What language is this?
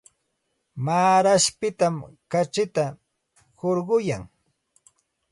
Santa Ana de Tusi Pasco Quechua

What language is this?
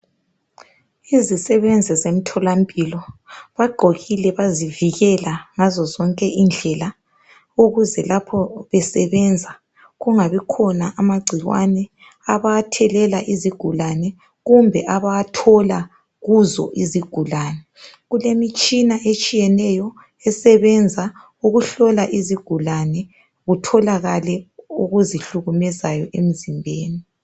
North Ndebele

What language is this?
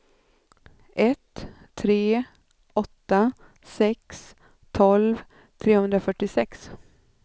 Swedish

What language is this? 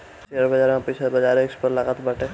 Bhojpuri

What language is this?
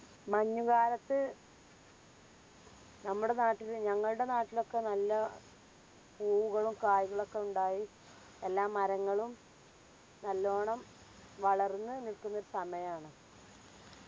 Malayalam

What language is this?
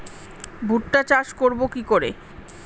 Bangla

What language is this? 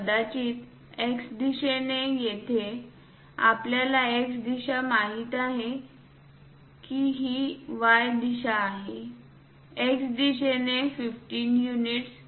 Marathi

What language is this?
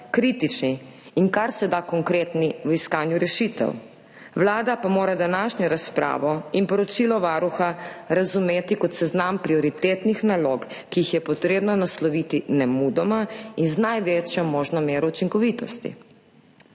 Slovenian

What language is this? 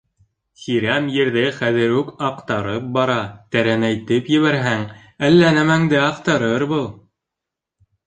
Bashkir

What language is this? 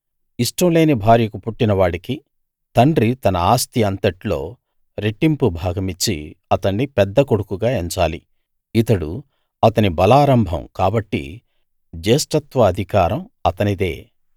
Telugu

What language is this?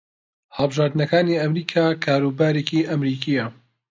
Central Kurdish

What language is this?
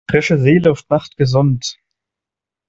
German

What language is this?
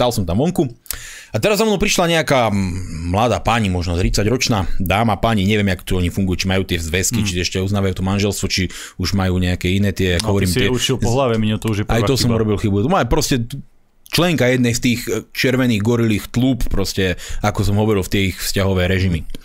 Slovak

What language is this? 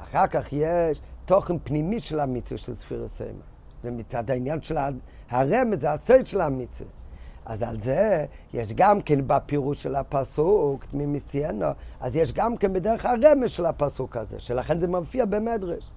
Hebrew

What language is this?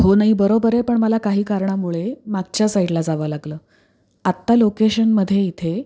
Marathi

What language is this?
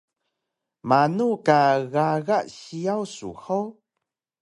Taroko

